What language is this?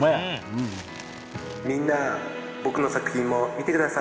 Japanese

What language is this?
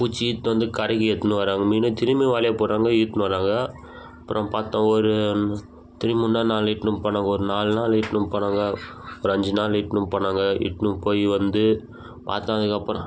Tamil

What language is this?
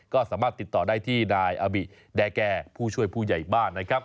Thai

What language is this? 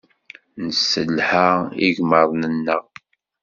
Kabyle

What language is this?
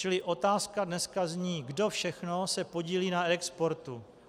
Czech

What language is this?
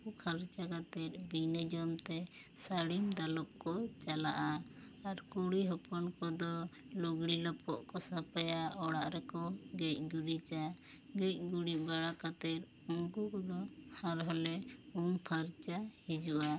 Santali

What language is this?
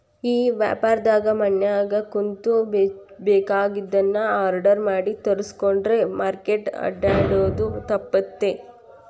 Kannada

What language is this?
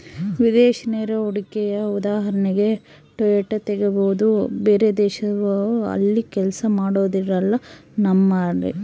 Kannada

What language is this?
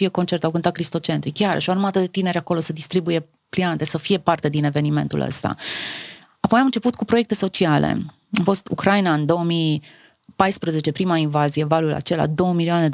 Romanian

